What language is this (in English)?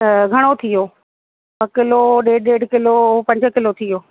Sindhi